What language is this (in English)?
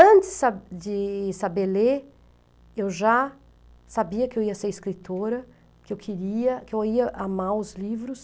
Portuguese